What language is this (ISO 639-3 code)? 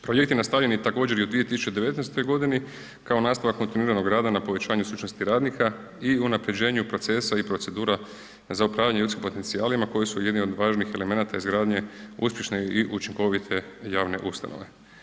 hrv